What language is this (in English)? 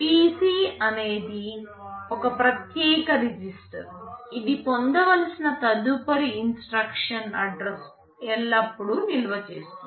Telugu